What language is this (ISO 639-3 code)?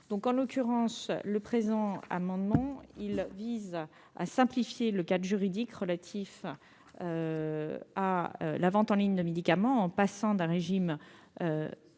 fra